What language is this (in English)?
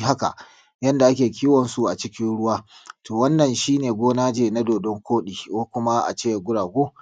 Hausa